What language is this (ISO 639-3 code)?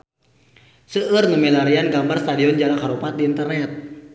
sun